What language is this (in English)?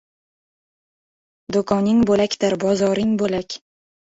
Uzbek